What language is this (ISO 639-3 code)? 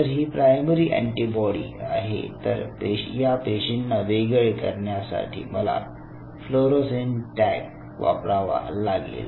mar